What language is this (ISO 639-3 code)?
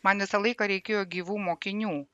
lit